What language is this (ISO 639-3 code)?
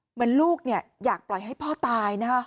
tha